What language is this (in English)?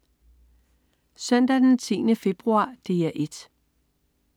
Danish